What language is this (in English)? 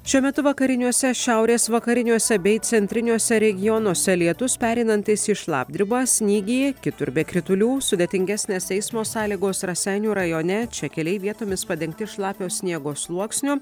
Lithuanian